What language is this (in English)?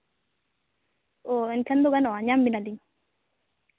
Santali